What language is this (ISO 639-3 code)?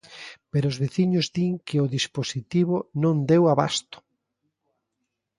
glg